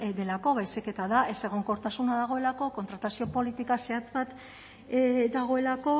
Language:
Basque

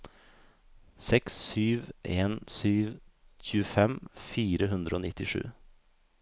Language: Norwegian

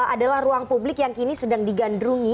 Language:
Indonesian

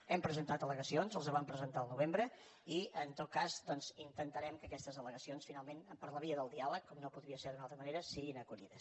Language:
Catalan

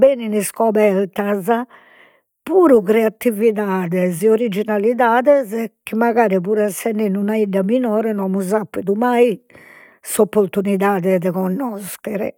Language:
Sardinian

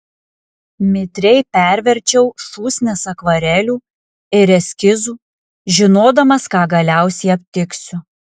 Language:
Lithuanian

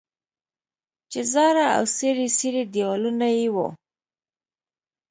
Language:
Pashto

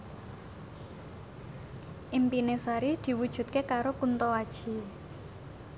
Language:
Javanese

